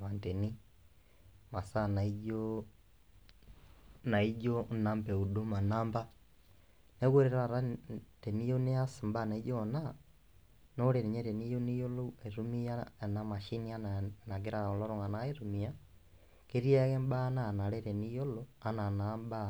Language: Masai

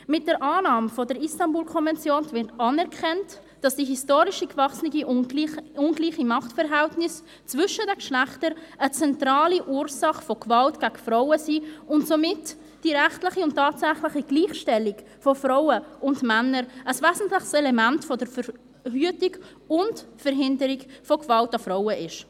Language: Swiss German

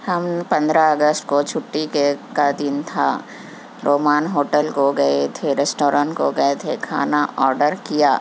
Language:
Urdu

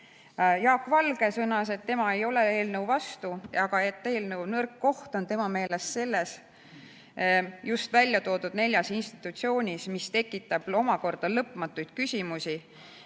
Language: Estonian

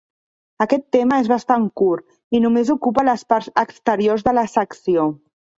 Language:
Catalan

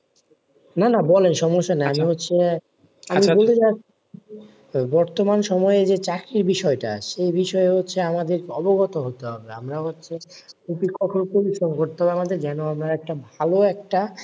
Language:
Bangla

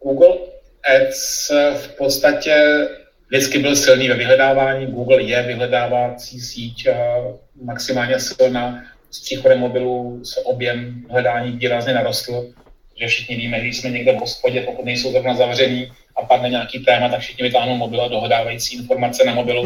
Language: Czech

